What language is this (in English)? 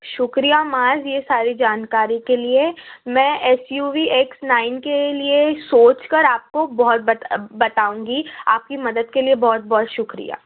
Urdu